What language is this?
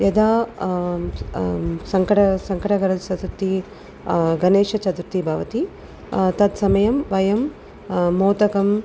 Sanskrit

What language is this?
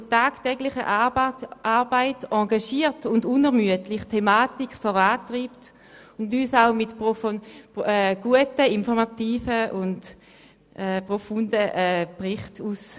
Swiss German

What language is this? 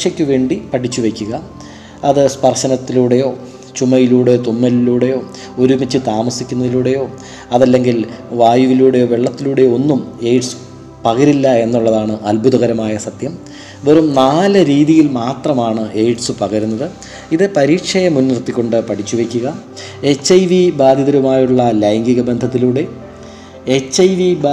Malayalam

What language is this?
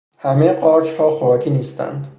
Persian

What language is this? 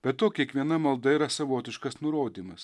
Lithuanian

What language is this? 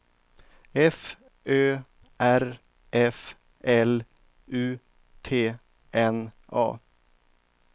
Swedish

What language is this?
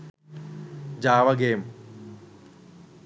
Sinhala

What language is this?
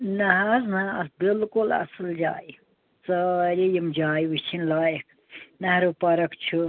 Kashmiri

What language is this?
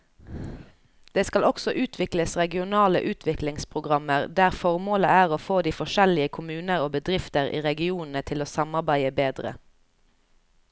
Norwegian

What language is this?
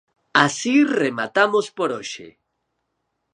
Galician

